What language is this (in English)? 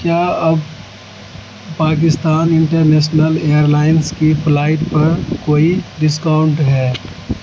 Urdu